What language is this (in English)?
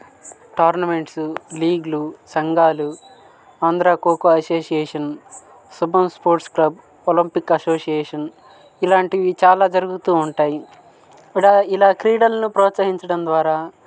Telugu